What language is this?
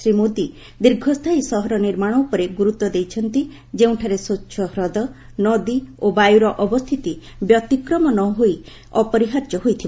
Odia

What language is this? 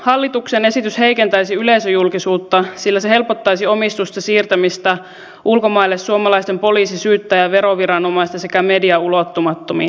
Finnish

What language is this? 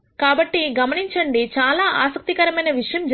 Telugu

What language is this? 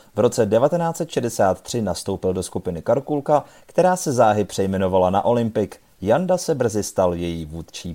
Czech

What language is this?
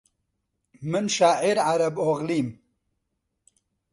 Central Kurdish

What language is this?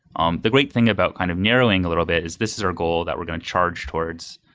English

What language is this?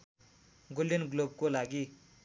Nepali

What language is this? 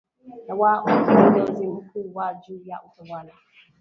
Swahili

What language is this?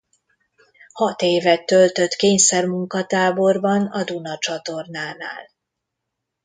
Hungarian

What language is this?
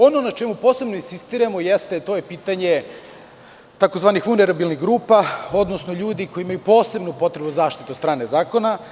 Serbian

